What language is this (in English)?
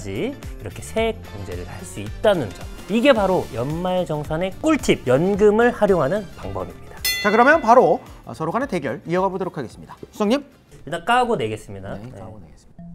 Korean